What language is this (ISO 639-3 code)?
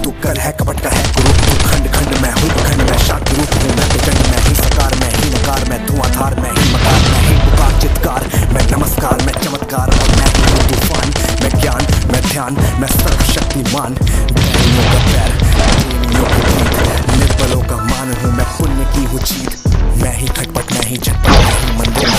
hin